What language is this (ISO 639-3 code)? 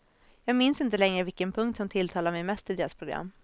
swe